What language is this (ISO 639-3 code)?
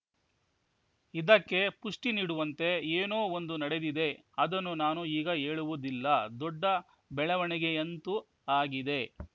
kan